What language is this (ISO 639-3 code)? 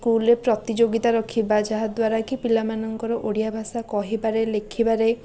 ori